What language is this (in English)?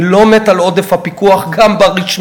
Hebrew